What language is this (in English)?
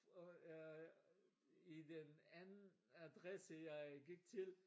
Danish